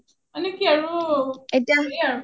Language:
Assamese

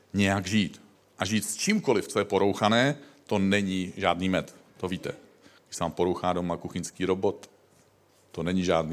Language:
Czech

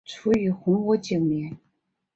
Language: Chinese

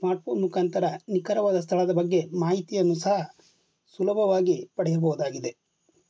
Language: Kannada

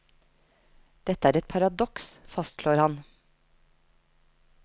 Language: Norwegian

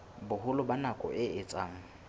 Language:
Southern Sotho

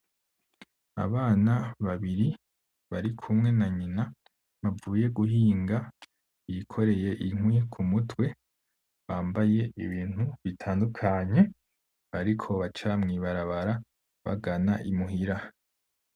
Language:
Rundi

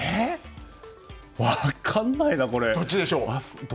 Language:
Japanese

